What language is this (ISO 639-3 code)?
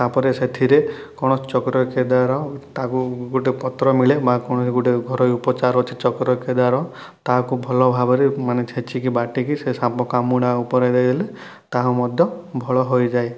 ori